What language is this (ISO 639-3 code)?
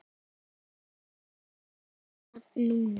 isl